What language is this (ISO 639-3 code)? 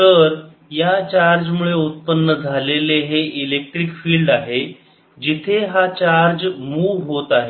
mar